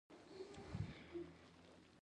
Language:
Pashto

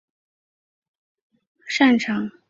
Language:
Chinese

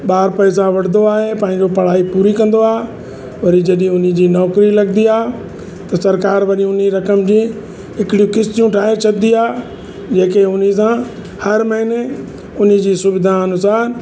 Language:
Sindhi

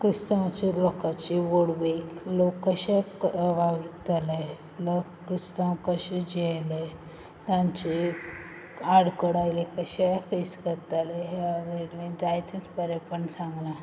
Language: Konkani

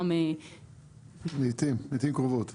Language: Hebrew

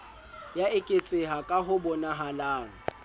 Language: Southern Sotho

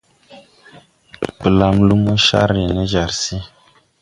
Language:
Tupuri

